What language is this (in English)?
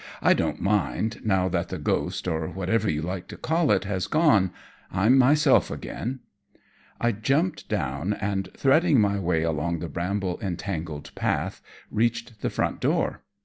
English